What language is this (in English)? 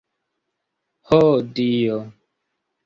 Esperanto